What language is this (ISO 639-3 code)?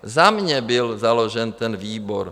ces